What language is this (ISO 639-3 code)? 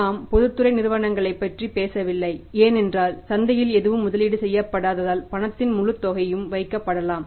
tam